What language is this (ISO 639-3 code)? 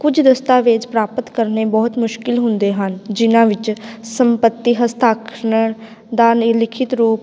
pan